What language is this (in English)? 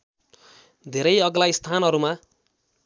Nepali